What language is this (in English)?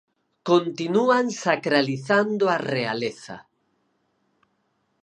Galician